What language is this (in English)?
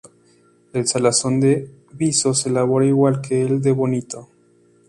Spanish